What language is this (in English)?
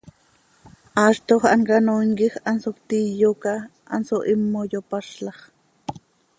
Seri